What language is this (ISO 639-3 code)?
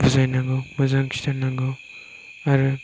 brx